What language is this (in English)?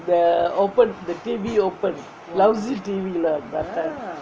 English